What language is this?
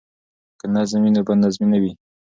Pashto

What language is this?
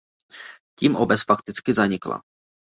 Czech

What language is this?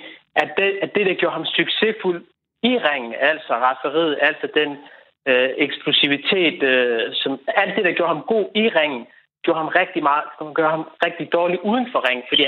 Danish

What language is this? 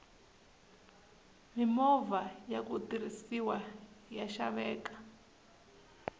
Tsonga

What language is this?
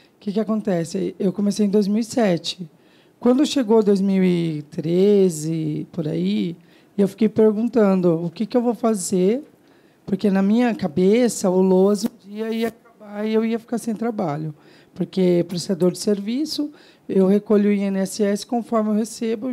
Portuguese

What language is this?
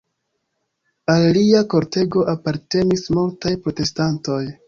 Esperanto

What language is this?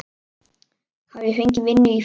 Icelandic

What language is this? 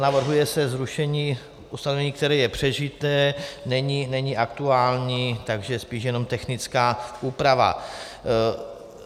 Czech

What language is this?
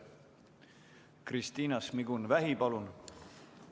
Estonian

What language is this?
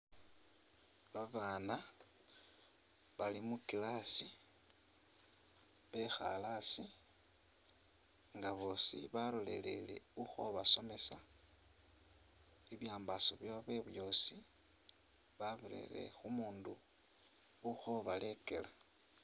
Masaaba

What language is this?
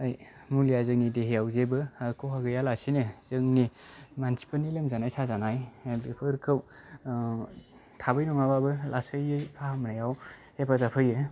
Bodo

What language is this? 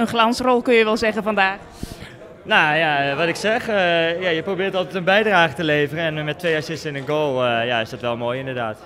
Dutch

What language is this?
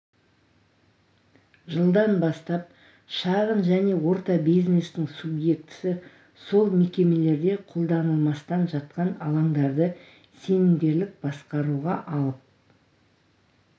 Kazakh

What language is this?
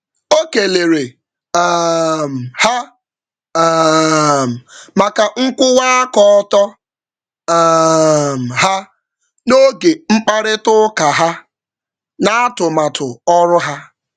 Igbo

